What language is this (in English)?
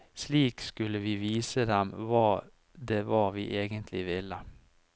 Norwegian